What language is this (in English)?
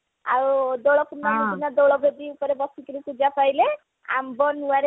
Odia